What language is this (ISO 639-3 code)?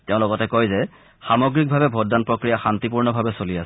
asm